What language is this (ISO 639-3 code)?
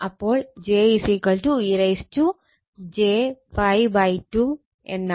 mal